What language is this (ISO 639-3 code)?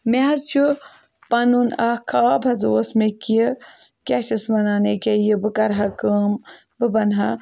kas